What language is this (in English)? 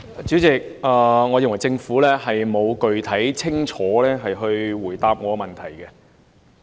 Cantonese